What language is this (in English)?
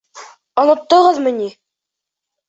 Bashkir